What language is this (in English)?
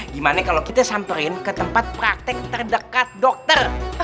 Indonesian